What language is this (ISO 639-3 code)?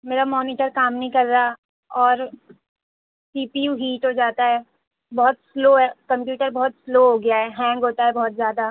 urd